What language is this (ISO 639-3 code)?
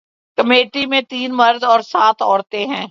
urd